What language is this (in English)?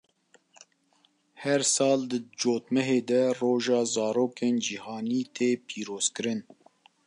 Kurdish